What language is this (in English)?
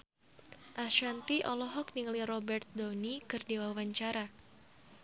Sundanese